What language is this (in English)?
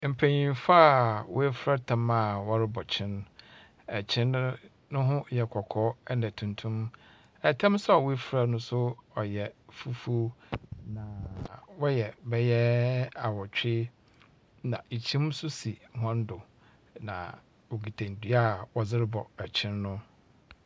Akan